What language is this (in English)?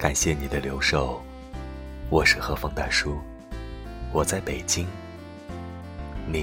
Chinese